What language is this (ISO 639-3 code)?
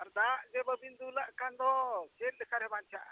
sat